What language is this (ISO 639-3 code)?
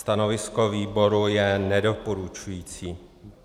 ces